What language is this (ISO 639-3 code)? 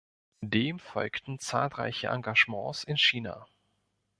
deu